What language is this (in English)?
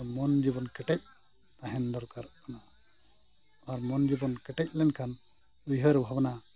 Santali